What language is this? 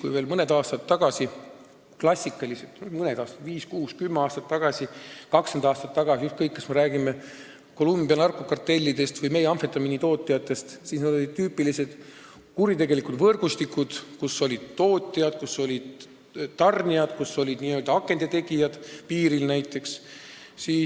Estonian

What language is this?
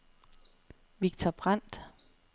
Danish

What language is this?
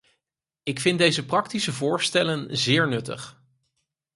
Dutch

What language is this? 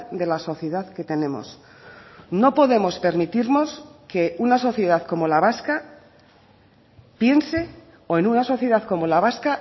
Spanish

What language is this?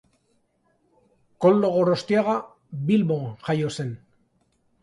Basque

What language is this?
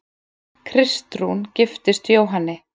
Icelandic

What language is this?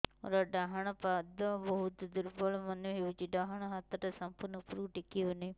Odia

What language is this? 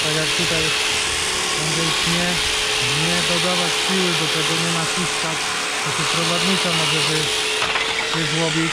Polish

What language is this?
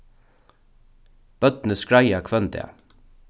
Faroese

